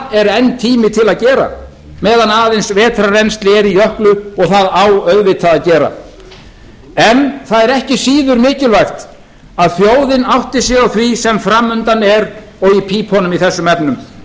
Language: Icelandic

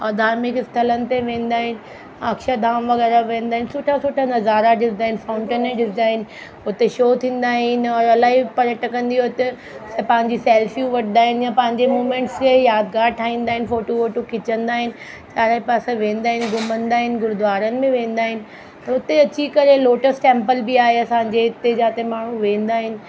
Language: Sindhi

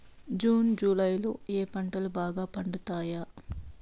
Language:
Telugu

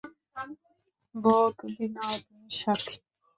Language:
Bangla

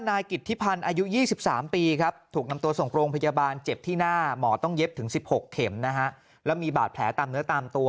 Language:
Thai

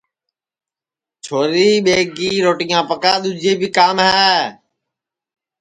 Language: Sansi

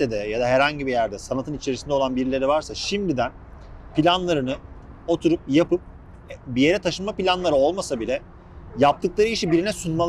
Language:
Turkish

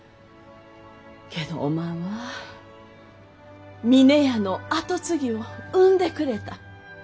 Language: Japanese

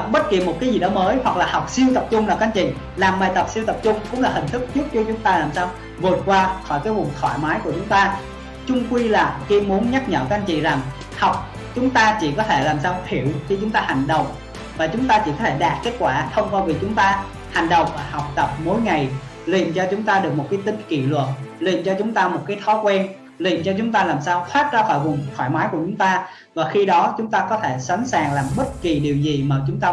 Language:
Vietnamese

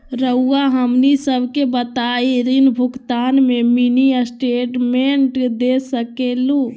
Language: Magahi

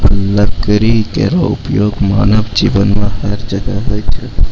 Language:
Maithili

